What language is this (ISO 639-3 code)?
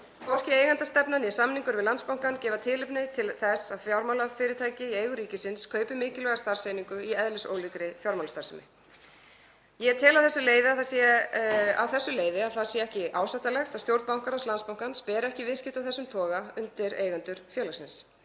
isl